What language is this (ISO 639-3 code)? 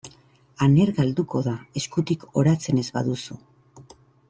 eus